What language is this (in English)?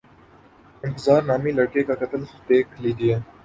Urdu